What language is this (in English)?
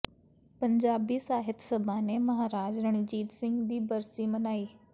Punjabi